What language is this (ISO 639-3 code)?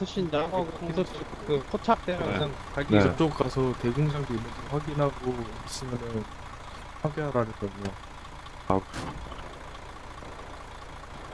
kor